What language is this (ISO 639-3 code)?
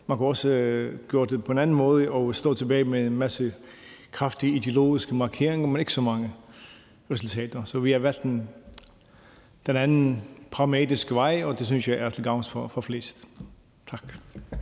dan